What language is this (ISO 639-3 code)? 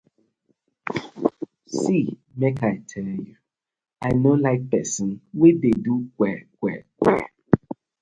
pcm